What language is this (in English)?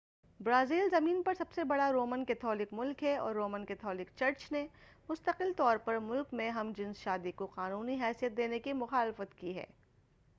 Urdu